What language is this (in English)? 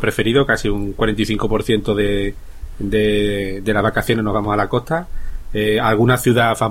Spanish